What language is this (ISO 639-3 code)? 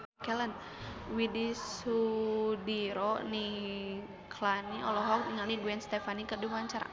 sun